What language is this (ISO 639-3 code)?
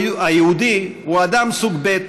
heb